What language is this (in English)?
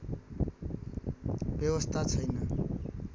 Nepali